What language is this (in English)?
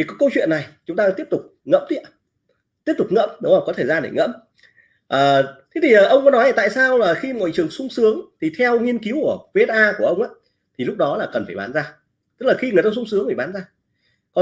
Vietnamese